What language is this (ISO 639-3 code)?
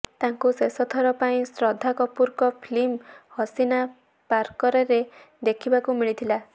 ori